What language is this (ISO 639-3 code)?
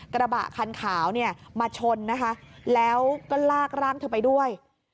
tha